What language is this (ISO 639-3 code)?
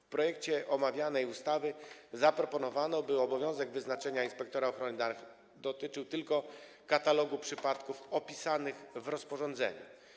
pol